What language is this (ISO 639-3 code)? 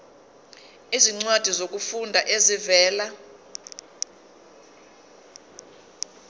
zul